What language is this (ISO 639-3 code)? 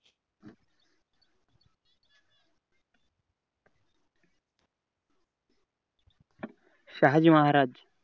mar